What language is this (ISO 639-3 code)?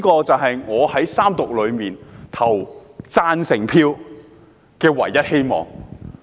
yue